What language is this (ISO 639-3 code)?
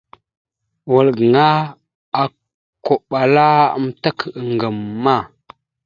mxu